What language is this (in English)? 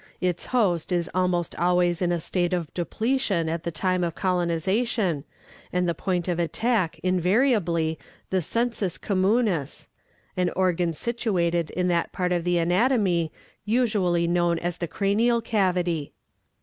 English